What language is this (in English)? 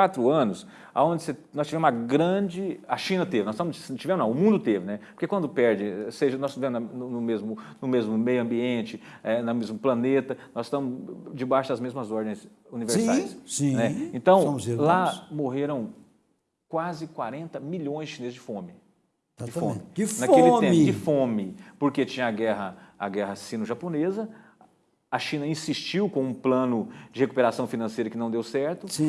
Portuguese